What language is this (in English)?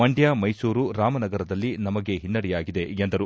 Kannada